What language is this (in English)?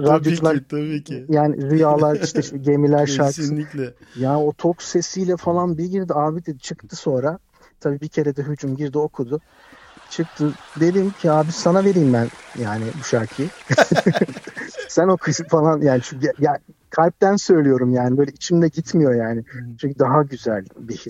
Turkish